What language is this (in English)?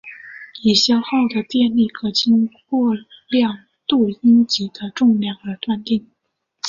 Chinese